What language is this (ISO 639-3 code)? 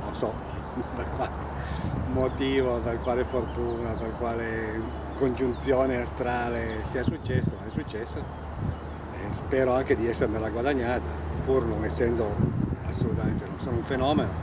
ita